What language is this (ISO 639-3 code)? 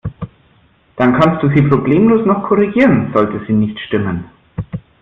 deu